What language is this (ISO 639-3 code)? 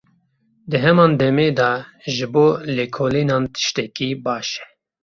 kur